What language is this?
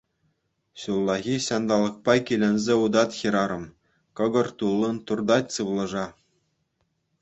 Chuvash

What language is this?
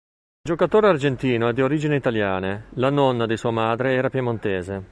Italian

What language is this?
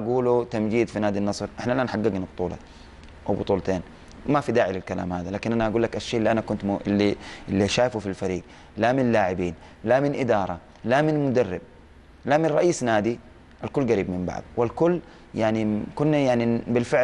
Arabic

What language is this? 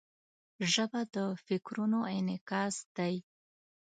Pashto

